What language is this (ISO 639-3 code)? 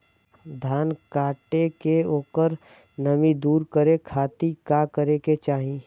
bho